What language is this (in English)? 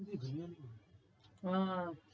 Bangla